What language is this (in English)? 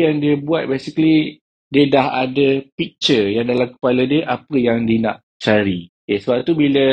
Malay